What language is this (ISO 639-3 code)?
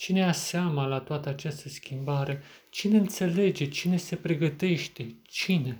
ron